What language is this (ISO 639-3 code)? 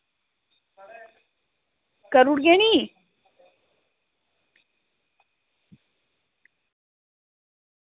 doi